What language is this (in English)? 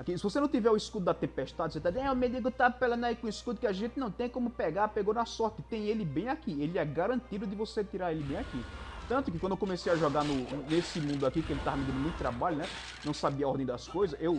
Portuguese